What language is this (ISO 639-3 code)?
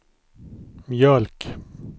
swe